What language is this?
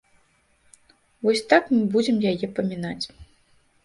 Belarusian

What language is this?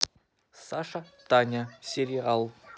Russian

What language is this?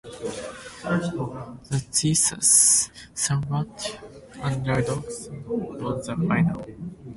English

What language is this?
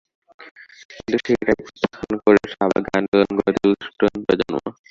Bangla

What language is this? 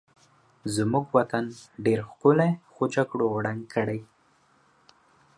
Pashto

